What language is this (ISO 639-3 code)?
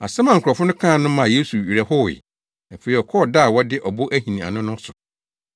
aka